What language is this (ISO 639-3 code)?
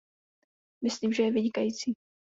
ces